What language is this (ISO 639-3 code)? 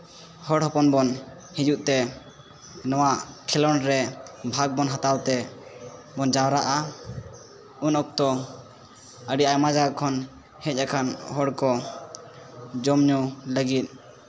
sat